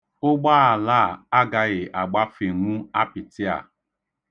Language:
Igbo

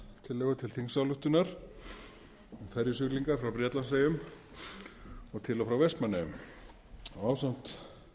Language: Icelandic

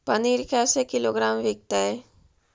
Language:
Magahi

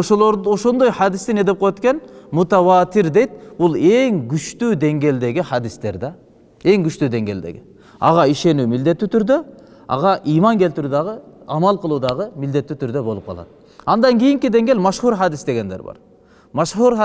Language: Turkish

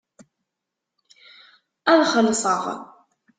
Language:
Kabyle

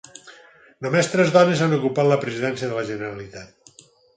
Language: Catalan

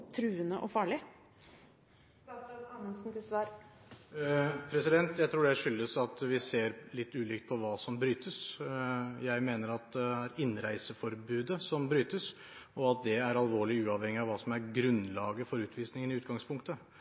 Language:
Norwegian Bokmål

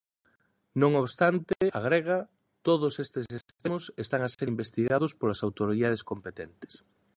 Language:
Galician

